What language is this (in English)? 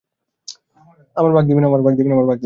Bangla